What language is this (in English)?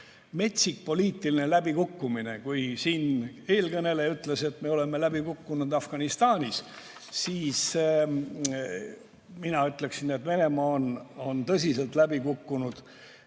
Estonian